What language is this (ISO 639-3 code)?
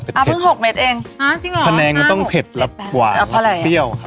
tha